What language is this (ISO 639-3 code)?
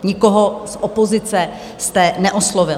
ces